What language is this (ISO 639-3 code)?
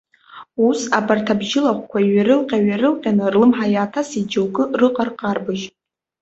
abk